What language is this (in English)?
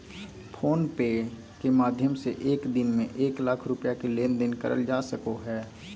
Magahi